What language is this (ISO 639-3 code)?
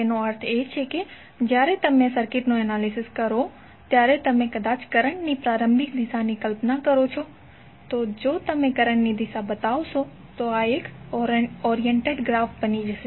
guj